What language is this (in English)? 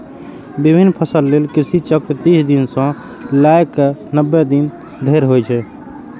Maithili